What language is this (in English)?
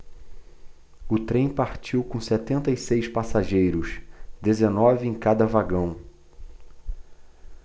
Portuguese